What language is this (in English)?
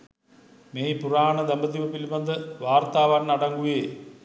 Sinhala